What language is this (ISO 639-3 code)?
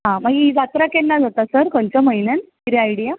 kok